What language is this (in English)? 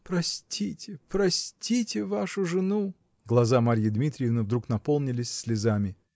Russian